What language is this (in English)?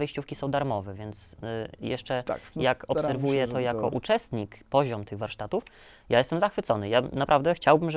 Polish